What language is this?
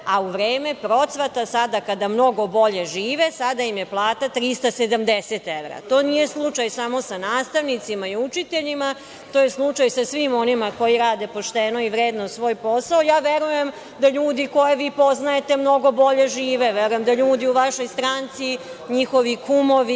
Serbian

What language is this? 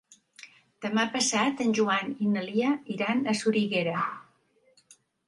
Catalan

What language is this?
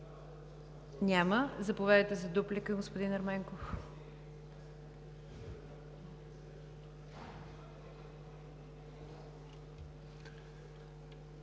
Bulgarian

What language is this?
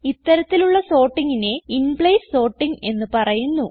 Malayalam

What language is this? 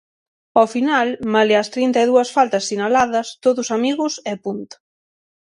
Galician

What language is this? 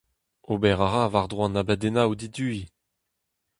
Breton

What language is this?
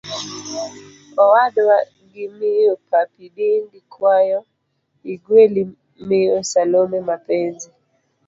Luo (Kenya and Tanzania)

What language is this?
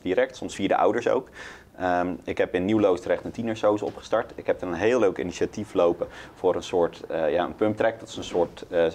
Dutch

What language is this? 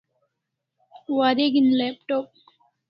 Kalasha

